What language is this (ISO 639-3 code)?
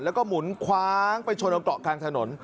tha